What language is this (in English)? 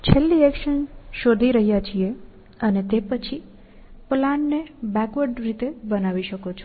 Gujarati